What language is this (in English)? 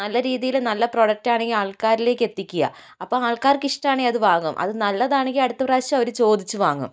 Malayalam